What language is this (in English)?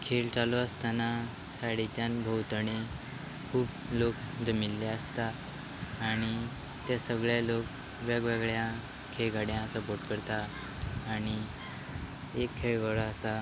Konkani